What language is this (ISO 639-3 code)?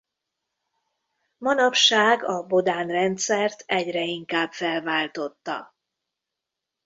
hun